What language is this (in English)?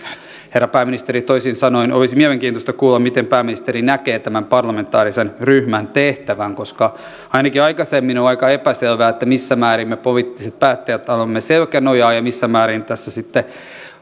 Finnish